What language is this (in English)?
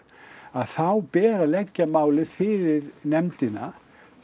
Icelandic